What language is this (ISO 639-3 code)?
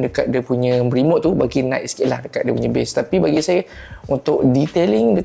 msa